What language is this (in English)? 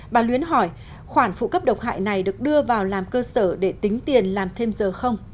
Vietnamese